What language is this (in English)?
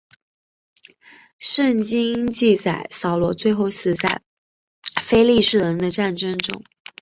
Chinese